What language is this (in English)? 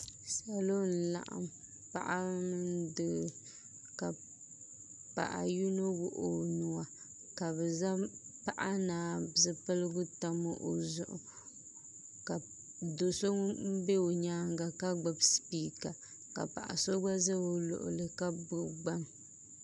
Dagbani